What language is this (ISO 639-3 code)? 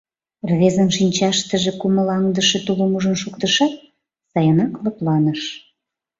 chm